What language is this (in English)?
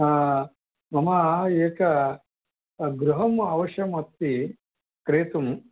Sanskrit